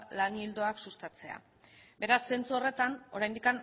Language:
Basque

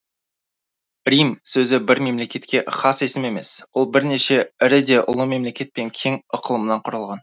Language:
Kazakh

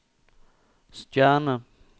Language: Norwegian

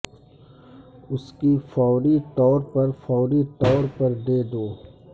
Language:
Urdu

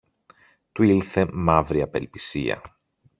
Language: Greek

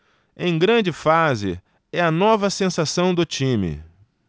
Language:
Portuguese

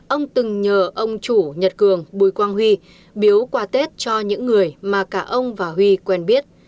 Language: Vietnamese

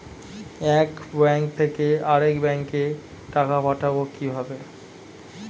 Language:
Bangla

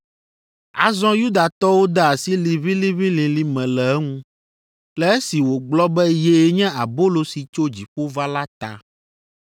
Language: Ewe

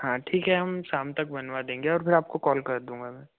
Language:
Hindi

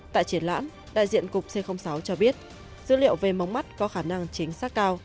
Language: Vietnamese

